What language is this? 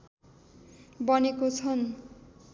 Nepali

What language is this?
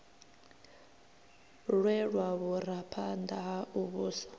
Venda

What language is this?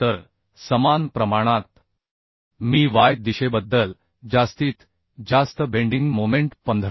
Marathi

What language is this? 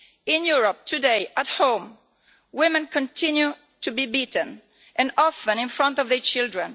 English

